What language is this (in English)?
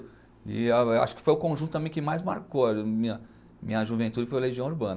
Portuguese